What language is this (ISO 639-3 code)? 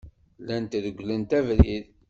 kab